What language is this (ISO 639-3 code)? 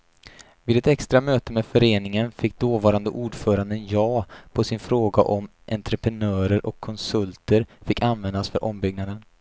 swe